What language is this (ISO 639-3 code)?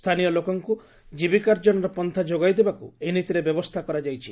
ori